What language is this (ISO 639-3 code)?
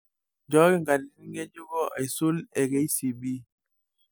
mas